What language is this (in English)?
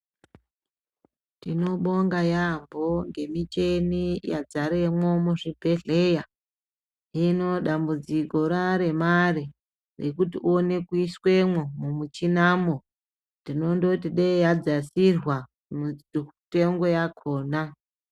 Ndau